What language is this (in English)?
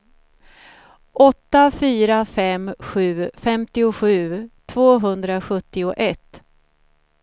Swedish